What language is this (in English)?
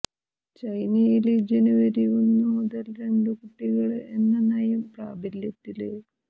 Malayalam